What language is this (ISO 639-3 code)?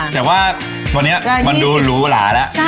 tha